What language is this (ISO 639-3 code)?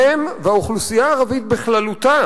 heb